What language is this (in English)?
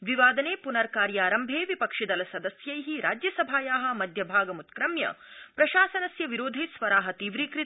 Sanskrit